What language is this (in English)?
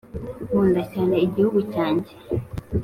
Kinyarwanda